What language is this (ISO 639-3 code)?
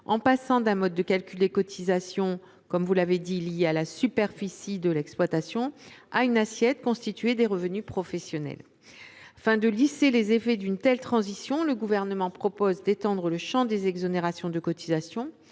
fra